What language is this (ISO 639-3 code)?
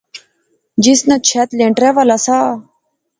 phr